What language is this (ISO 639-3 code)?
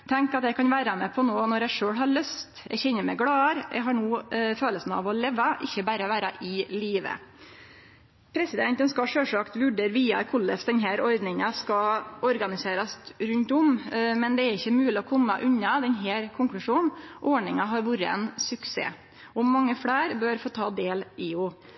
nno